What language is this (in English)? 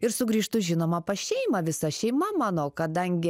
Lithuanian